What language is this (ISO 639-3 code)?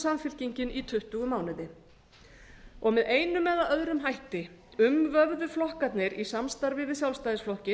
isl